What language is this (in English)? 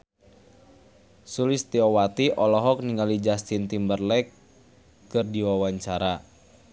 Sundanese